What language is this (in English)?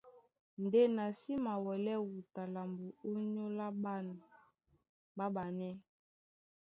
Duala